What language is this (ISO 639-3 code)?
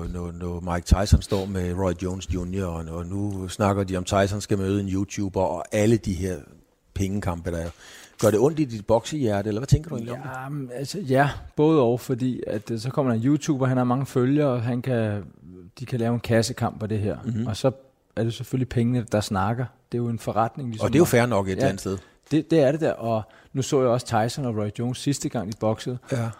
dan